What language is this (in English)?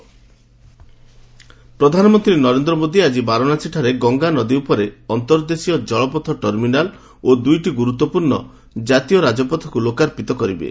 Odia